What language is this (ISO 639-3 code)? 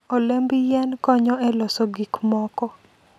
luo